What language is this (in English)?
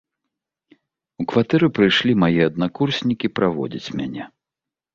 Belarusian